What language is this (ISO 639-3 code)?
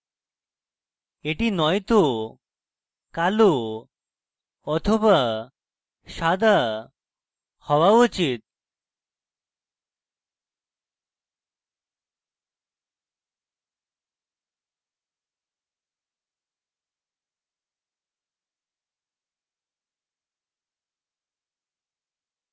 ben